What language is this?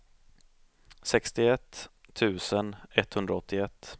Swedish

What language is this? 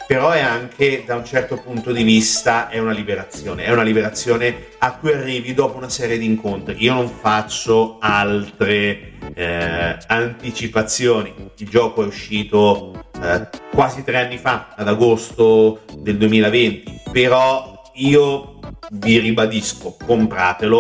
Italian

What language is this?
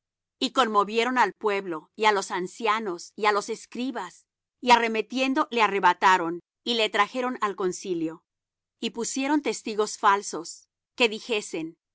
Spanish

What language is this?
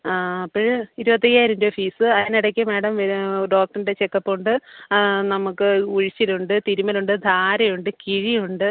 Malayalam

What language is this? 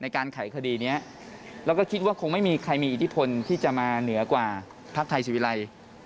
Thai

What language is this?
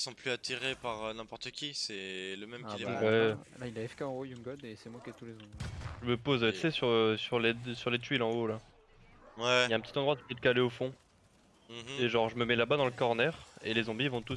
French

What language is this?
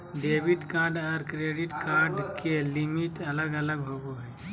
Magahi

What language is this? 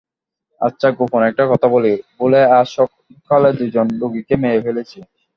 Bangla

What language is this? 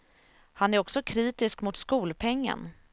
Swedish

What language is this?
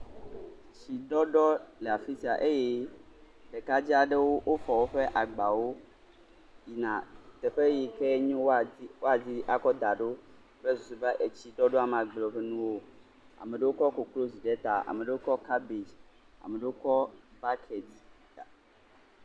Ewe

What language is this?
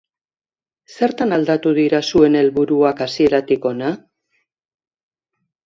Basque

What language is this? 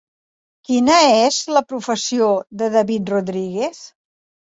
Catalan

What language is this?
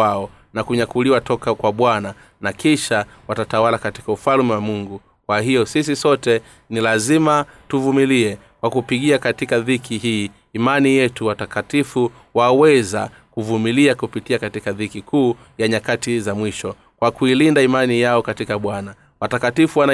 Swahili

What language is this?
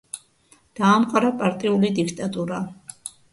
Georgian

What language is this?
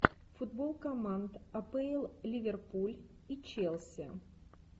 Russian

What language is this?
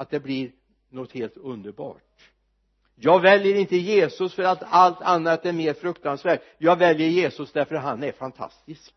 Swedish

